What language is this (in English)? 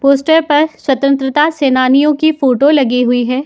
Hindi